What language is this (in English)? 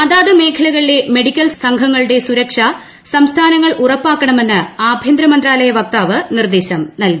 Malayalam